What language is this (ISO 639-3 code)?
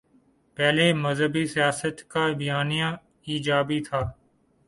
urd